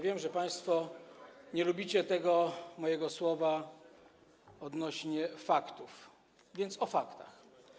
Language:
Polish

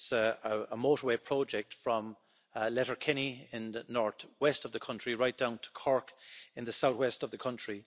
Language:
English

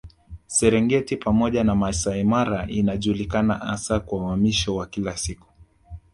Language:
Swahili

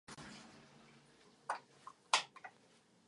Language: Czech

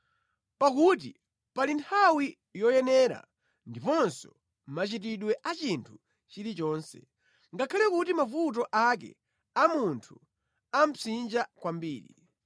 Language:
Nyanja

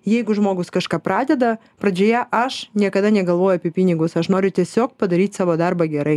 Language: Lithuanian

